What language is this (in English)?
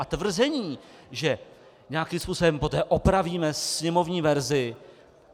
Czech